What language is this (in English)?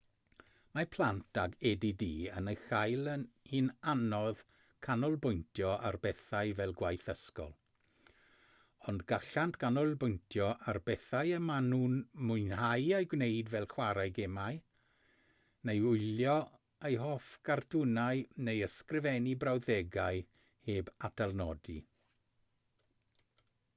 Welsh